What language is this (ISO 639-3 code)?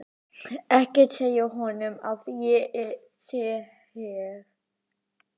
isl